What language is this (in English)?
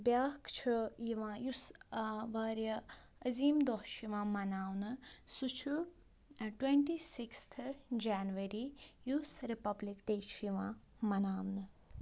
Kashmiri